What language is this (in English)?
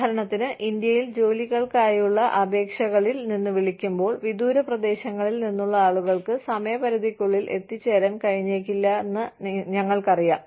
Malayalam